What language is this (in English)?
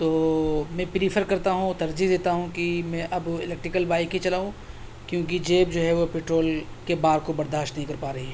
Urdu